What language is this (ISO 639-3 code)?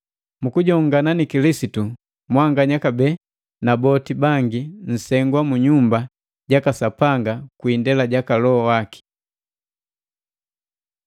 mgv